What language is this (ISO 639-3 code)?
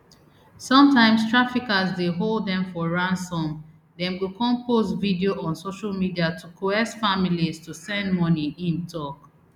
pcm